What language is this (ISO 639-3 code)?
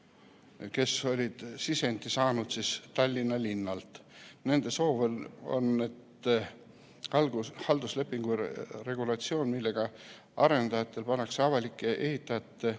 est